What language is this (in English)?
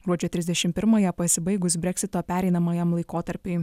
Lithuanian